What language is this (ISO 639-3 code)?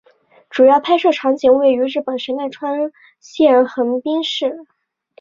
zho